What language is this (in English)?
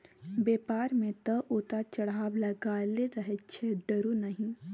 Maithili